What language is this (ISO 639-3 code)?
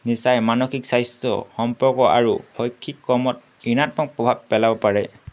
asm